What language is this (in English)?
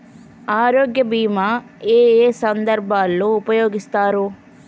Telugu